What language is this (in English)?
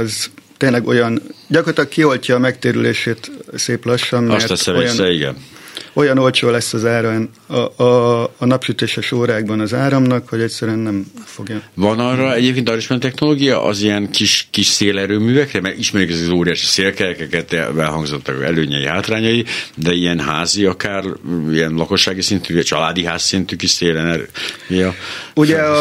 Hungarian